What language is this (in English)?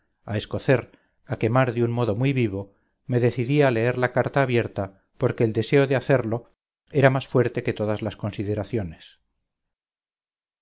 Spanish